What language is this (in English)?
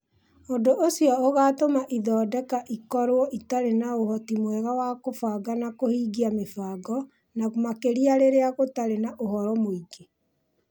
Kikuyu